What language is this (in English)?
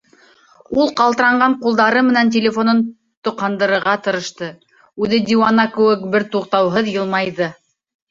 Bashkir